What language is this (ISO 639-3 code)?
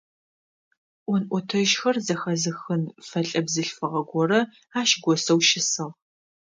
ady